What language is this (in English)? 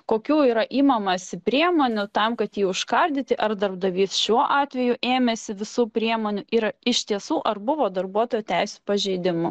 Lithuanian